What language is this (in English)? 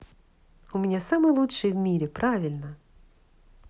Russian